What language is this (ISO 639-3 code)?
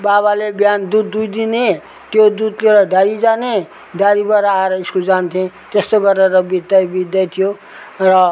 nep